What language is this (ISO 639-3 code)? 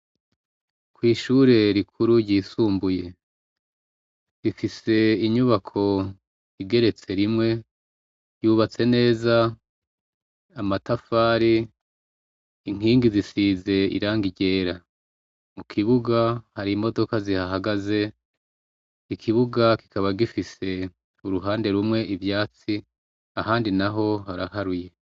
run